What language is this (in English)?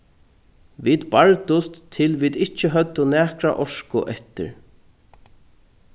Faroese